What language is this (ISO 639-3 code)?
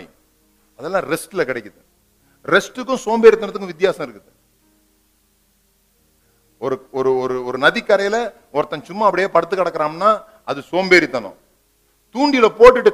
tam